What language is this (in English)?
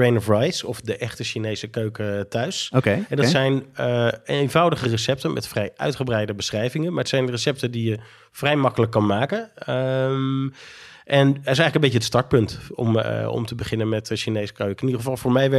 Dutch